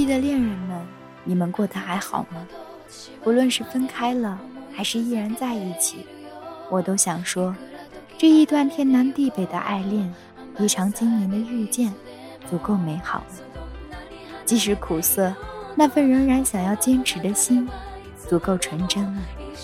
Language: Chinese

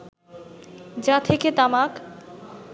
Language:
Bangla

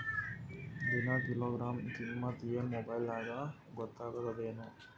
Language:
Kannada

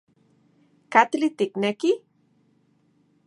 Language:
Central Puebla Nahuatl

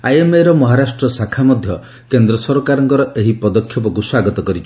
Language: Odia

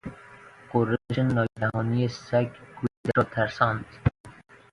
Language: Persian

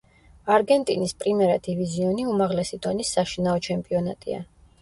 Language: Georgian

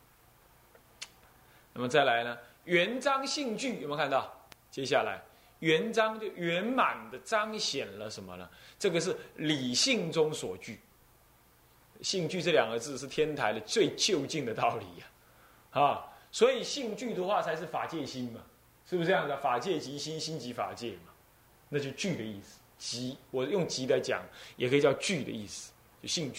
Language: Chinese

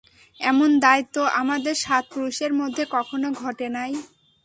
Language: Bangla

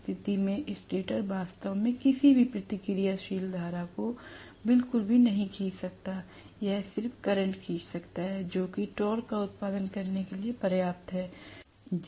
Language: Hindi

